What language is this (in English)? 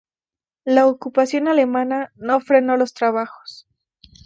Spanish